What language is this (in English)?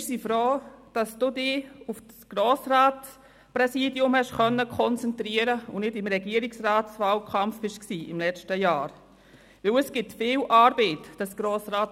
Swiss German